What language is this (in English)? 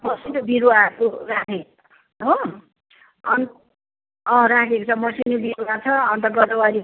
Nepali